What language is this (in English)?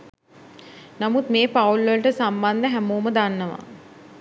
Sinhala